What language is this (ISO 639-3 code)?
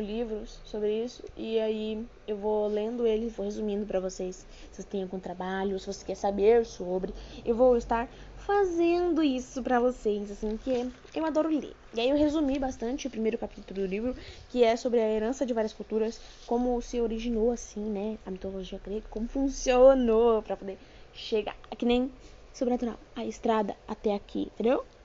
por